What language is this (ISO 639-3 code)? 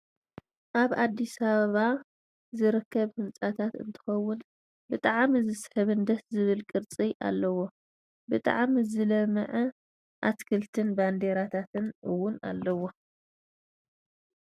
tir